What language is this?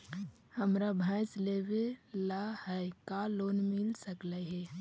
Magahi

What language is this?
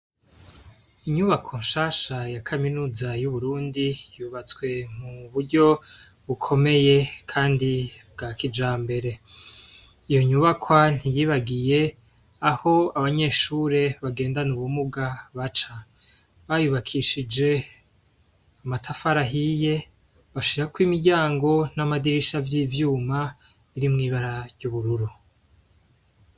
Rundi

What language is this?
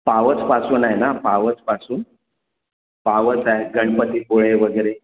Marathi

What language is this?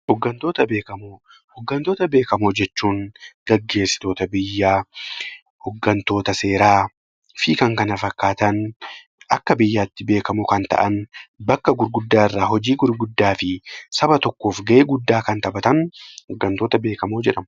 Oromo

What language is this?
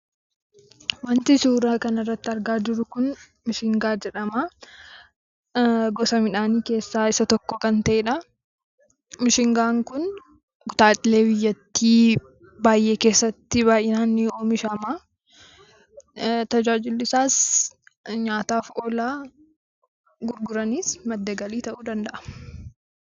Oromo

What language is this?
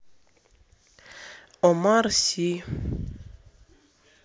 Russian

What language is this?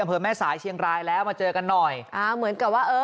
Thai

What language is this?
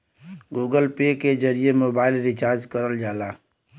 Bhojpuri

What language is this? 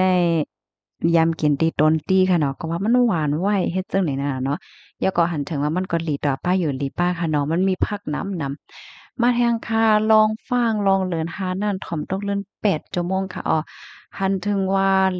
Thai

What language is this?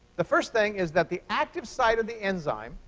English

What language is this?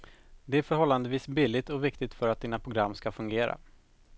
Swedish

